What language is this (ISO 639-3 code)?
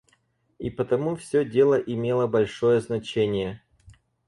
rus